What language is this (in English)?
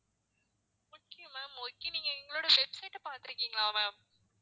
Tamil